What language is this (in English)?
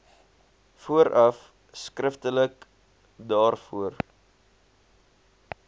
Afrikaans